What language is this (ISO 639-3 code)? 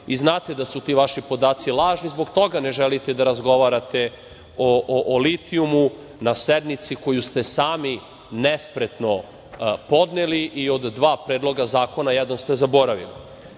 srp